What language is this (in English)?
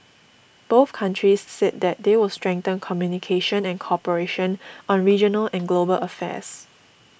English